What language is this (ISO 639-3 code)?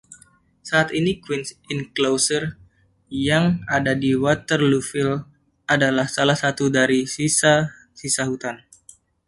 ind